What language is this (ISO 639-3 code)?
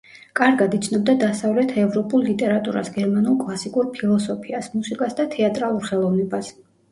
kat